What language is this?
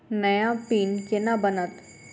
Maithili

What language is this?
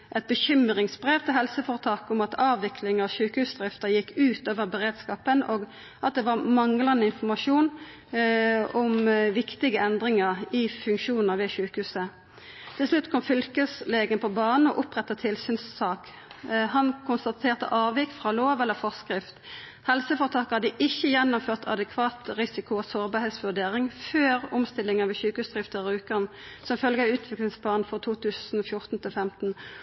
Norwegian Nynorsk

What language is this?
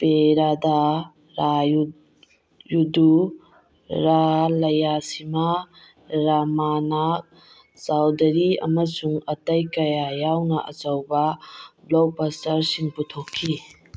Manipuri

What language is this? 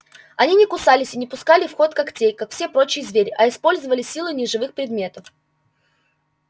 Russian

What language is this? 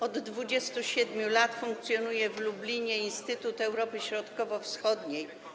Polish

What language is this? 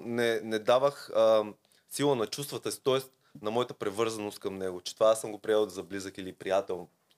Bulgarian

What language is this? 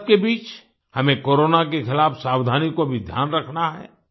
Hindi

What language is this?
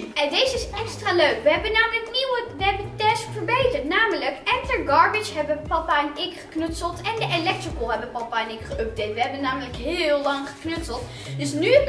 Dutch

